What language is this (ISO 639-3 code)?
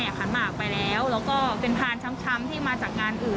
tha